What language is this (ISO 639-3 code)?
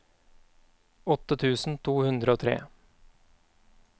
nor